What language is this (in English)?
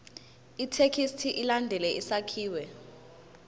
Zulu